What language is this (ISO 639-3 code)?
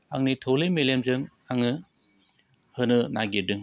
brx